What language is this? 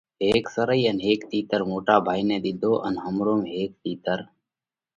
Parkari Koli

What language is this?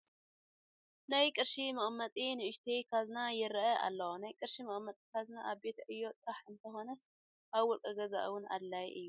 Tigrinya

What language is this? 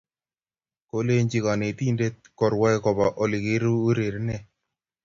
Kalenjin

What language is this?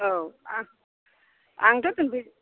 Bodo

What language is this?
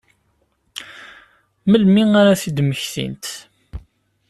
Kabyle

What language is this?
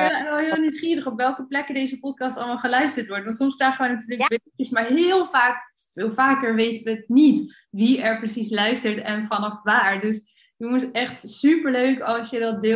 Dutch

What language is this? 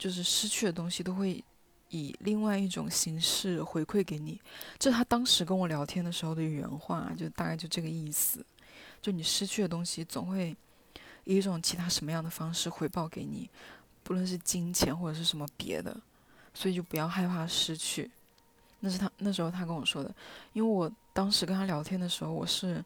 Chinese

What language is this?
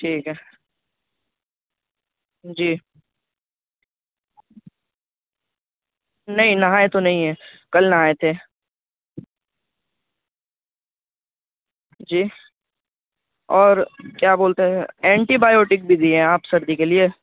Urdu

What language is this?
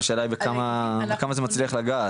Hebrew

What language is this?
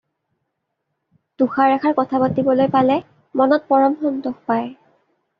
Assamese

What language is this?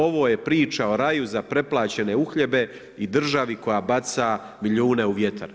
Croatian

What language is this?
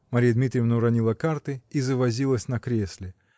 Russian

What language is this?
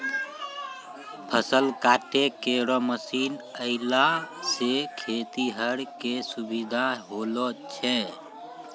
Maithili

